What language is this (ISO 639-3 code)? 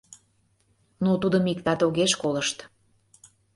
chm